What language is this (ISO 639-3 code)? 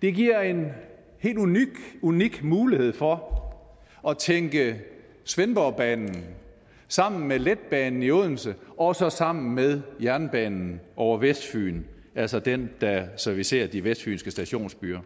dan